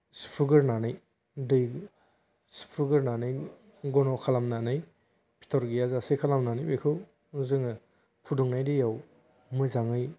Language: Bodo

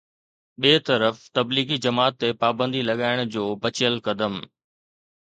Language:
Sindhi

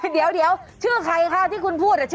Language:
Thai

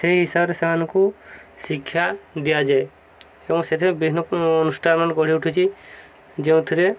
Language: Odia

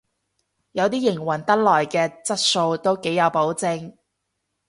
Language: Cantonese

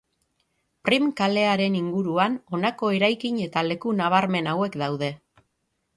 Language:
Basque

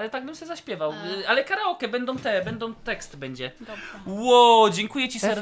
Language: Polish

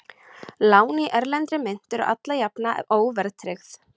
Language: Icelandic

